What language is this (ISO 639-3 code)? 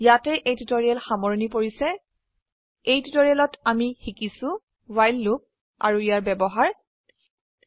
asm